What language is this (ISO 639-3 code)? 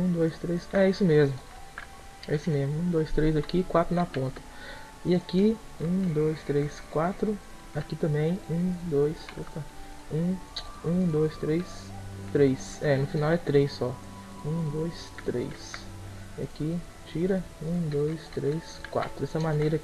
por